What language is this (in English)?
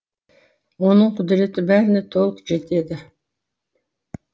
Kazakh